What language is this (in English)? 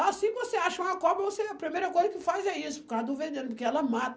Portuguese